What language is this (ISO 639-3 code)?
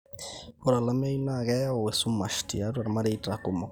mas